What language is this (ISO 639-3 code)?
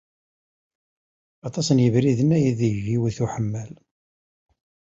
kab